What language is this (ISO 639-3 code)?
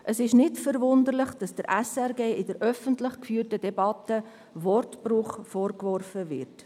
gsw